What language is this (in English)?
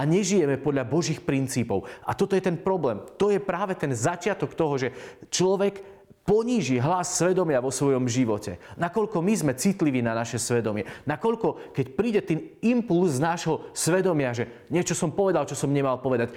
Slovak